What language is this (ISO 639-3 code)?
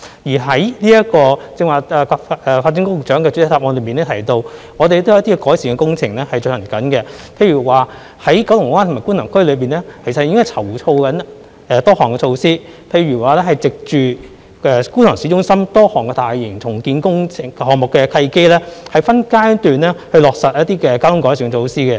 yue